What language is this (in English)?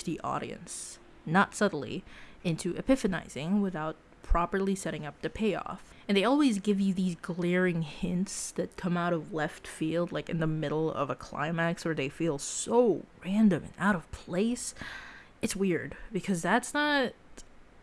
English